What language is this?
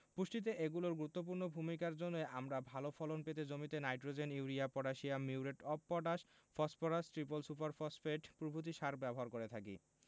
Bangla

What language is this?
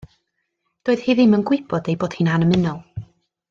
Welsh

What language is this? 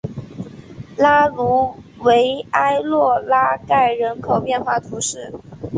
Chinese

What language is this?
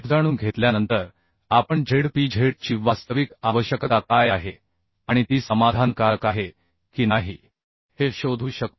Marathi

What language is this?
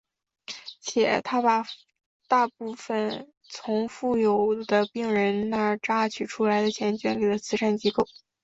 Chinese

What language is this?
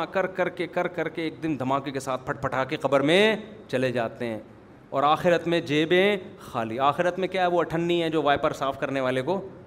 Urdu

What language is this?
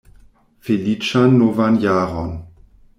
Esperanto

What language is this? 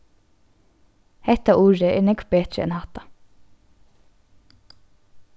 Faroese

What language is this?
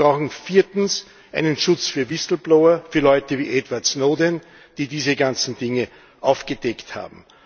German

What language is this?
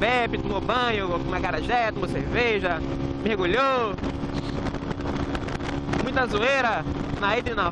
Portuguese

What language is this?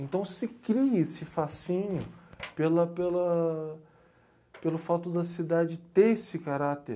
Portuguese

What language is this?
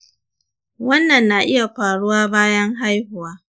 Hausa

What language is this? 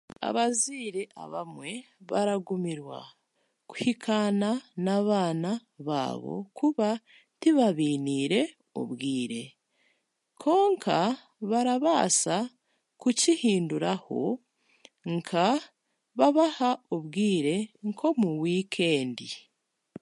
Chiga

